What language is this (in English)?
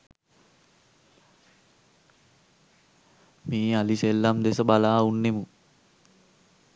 Sinhala